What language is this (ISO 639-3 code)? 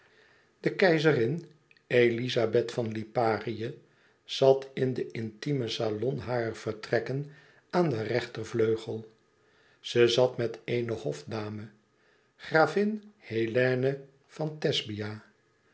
nld